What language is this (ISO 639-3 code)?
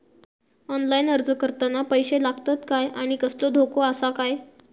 mar